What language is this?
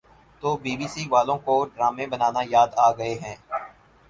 Urdu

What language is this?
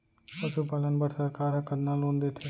Chhattisgarhi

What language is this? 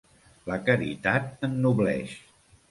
Catalan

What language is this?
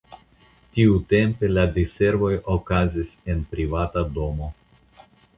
Esperanto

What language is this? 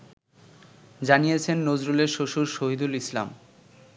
Bangla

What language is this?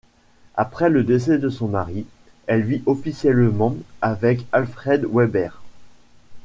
French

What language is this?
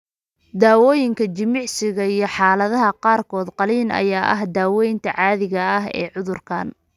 Somali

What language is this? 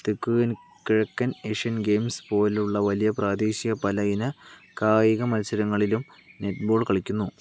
Malayalam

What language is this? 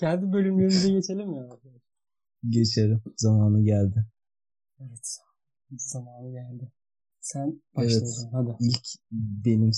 Turkish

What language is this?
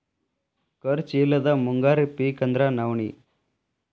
Kannada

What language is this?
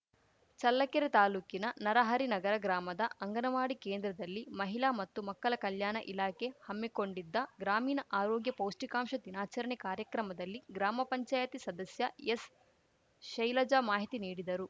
Kannada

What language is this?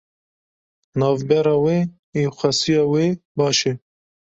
Kurdish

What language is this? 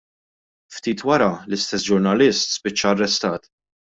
Maltese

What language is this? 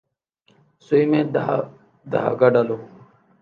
Urdu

